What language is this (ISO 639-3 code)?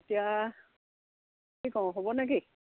asm